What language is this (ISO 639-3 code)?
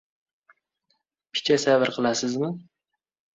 uzb